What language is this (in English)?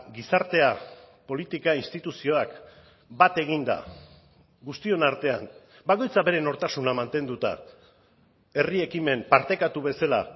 Basque